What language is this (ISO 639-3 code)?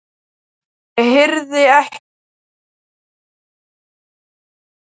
isl